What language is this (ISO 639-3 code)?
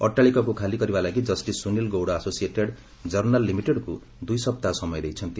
ori